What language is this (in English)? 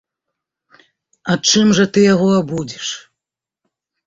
Belarusian